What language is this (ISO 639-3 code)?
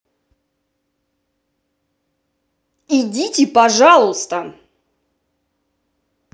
rus